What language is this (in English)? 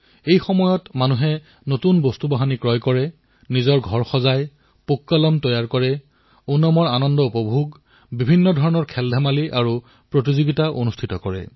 Assamese